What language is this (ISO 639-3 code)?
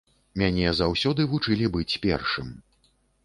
bel